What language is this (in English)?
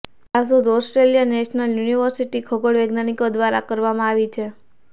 Gujarati